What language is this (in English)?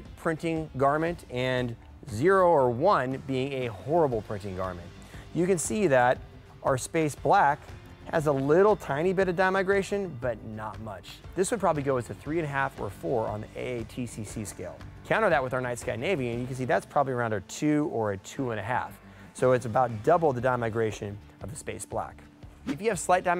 English